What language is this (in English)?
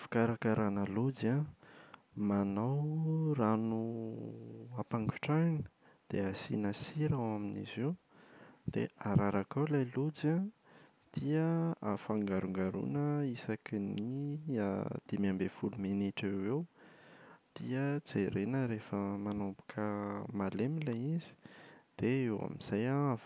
Malagasy